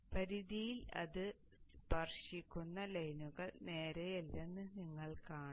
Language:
Malayalam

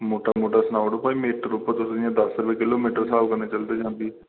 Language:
Dogri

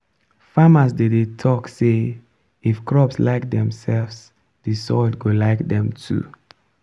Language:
Nigerian Pidgin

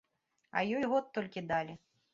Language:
Belarusian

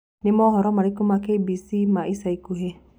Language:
Kikuyu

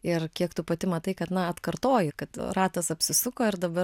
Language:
Lithuanian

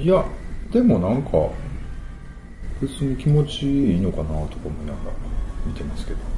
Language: Japanese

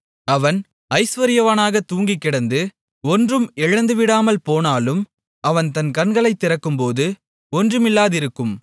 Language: Tamil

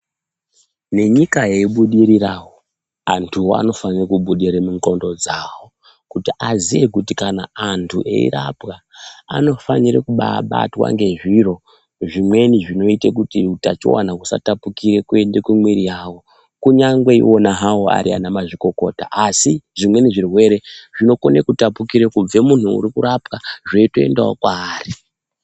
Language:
Ndau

